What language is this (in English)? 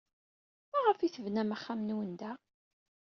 Kabyle